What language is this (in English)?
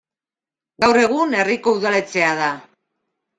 Basque